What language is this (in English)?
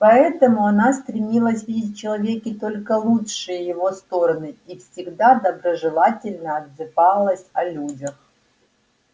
Russian